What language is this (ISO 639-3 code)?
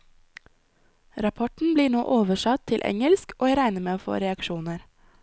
nor